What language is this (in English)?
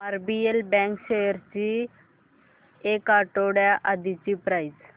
Marathi